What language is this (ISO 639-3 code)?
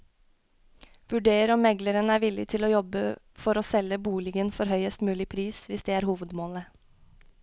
nor